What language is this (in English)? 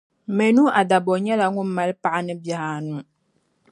Dagbani